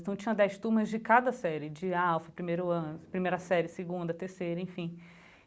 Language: Portuguese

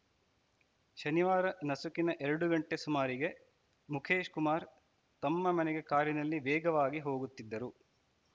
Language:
Kannada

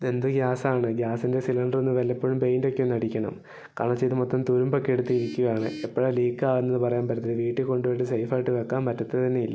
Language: Malayalam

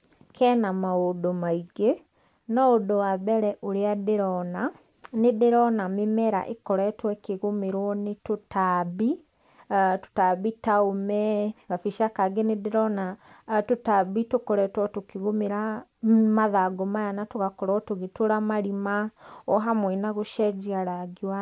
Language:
Kikuyu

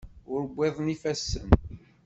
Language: Kabyle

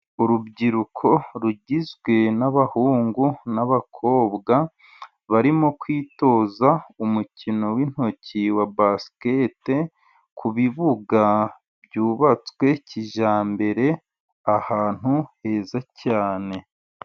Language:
Kinyarwanda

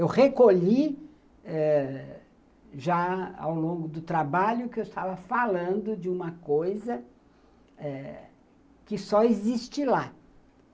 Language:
Portuguese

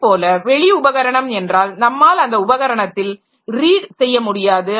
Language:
Tamil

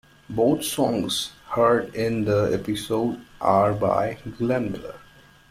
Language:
English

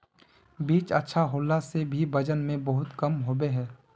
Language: Magahi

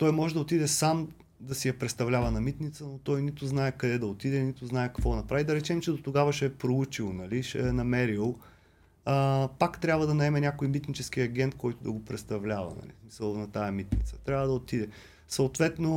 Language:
Bulgarian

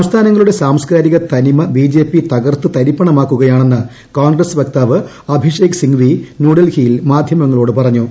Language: Malayalam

